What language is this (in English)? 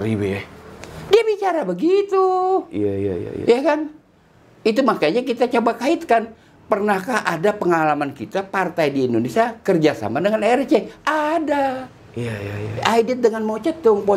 Indonesian